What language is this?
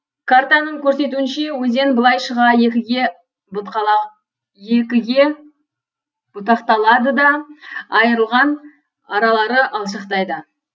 Kazakh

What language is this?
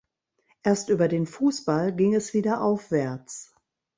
German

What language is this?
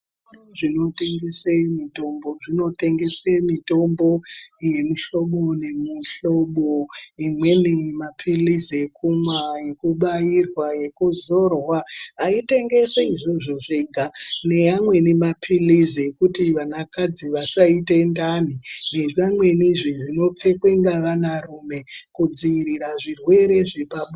Ndau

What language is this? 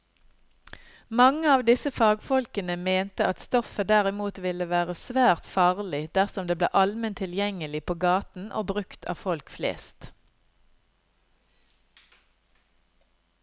Norwegian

